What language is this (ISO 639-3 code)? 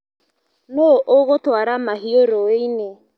kik